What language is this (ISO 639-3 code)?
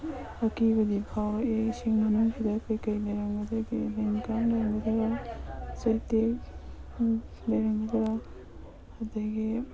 mni